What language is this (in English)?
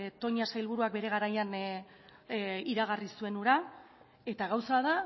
Basque